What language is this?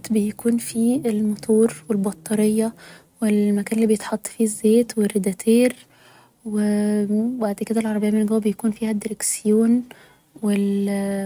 Egyptian Arabic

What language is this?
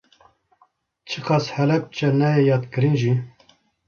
Kurdish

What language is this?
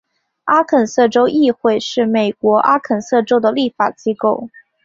Chinese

